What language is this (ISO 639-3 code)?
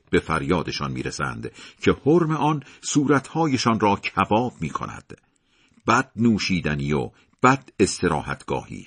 fas